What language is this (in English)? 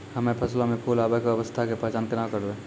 Maithili